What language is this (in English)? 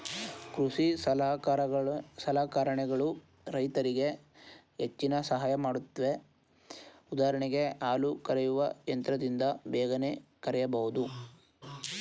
Kannada